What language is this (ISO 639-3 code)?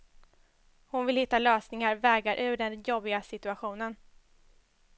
swe